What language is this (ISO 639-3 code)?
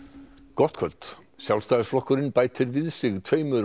isl